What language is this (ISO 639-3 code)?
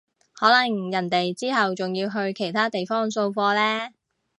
yue